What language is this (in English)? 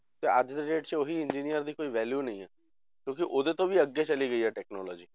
Punjabi